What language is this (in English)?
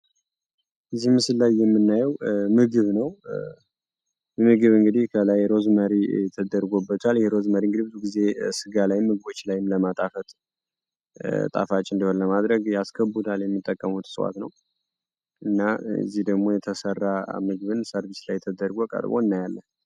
Amharic